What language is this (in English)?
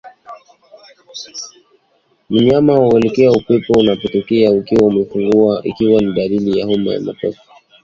Swahili